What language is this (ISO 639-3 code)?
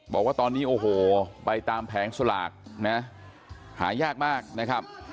tha